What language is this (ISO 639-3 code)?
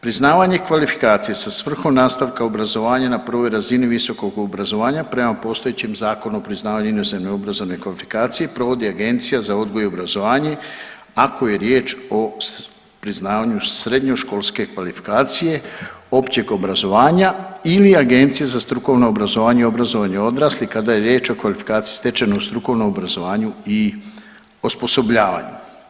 hrv